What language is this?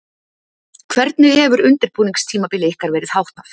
Icelandic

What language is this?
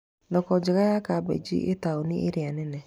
Kikuyu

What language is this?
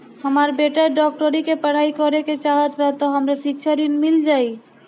Bhojpuri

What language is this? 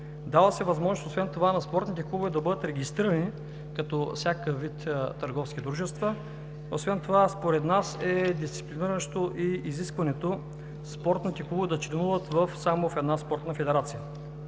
Bulgarian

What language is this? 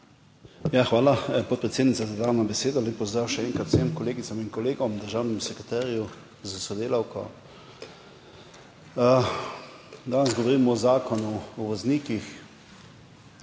Slovenian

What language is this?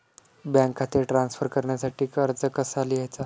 Marathi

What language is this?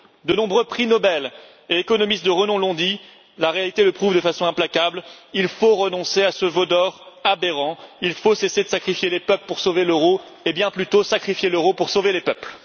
French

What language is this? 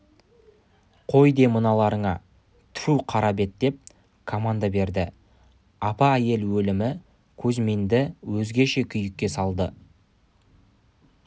Kazakh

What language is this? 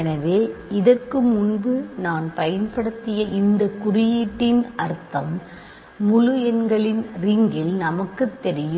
Tamil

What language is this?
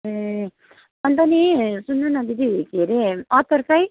Nepali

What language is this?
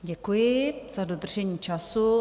Czech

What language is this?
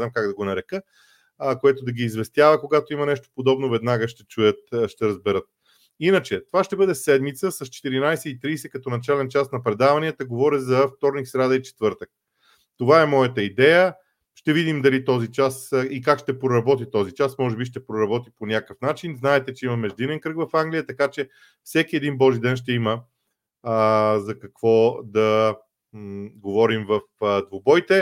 Bulgarian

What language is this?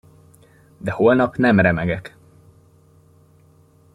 Hungarian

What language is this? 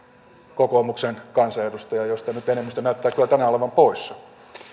Finnish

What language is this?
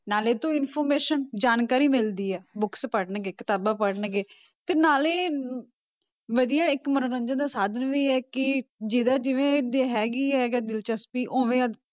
Punjabi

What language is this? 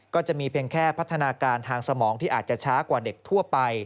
Thai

